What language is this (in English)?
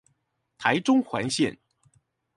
Chinese